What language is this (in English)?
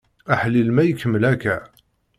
Kabyle